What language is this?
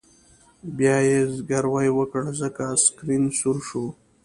Pashto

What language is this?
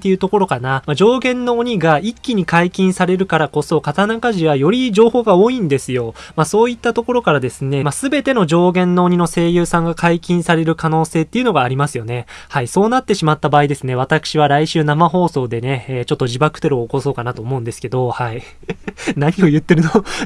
Japanese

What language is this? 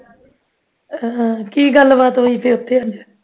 Punjabi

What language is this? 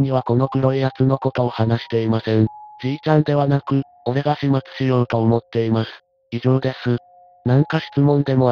Japanese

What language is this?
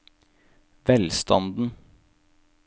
Norwegian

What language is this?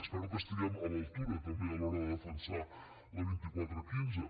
Catalan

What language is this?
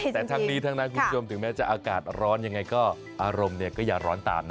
Thai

